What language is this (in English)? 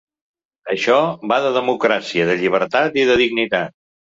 Catalan